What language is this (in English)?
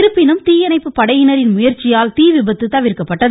Tamil